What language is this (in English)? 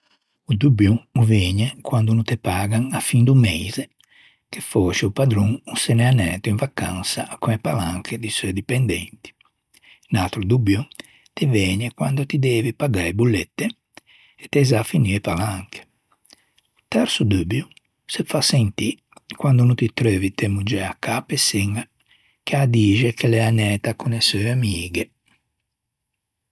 Ligurian